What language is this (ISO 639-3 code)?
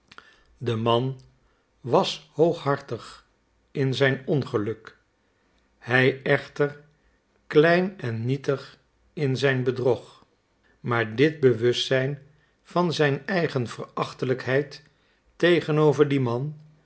nld